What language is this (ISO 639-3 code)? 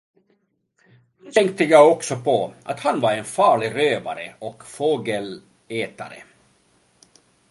swe